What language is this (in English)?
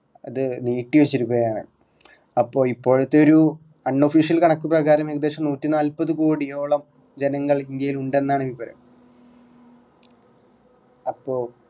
Malayalam